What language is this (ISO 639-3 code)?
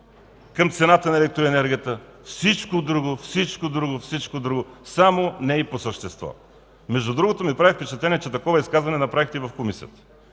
bul